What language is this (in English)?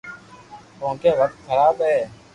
Loarki